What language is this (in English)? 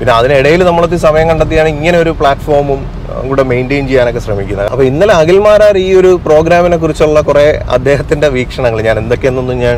Malayalam